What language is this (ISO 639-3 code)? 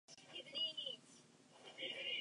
zho